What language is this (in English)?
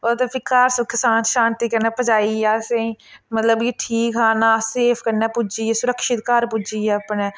Dogri